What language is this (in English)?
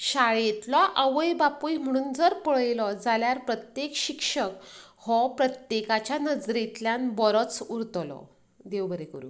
Konkani